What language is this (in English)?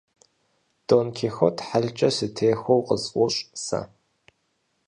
Kabardian